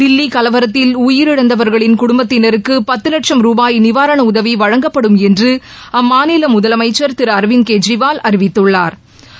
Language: Tamil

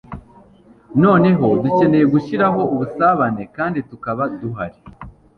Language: Kinyarwanda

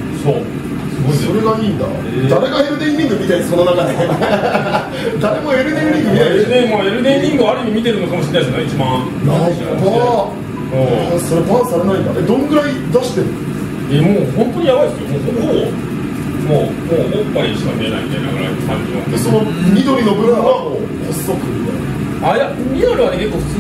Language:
Japanese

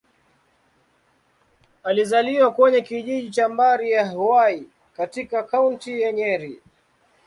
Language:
Swahili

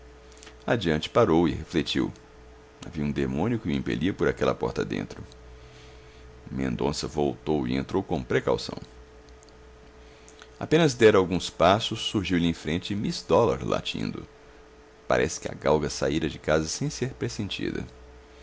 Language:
Portuguese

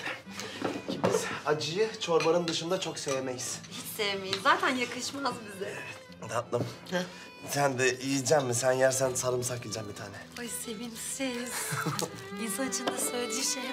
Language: Turkish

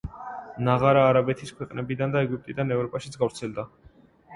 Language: Georgian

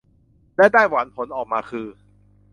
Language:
Thai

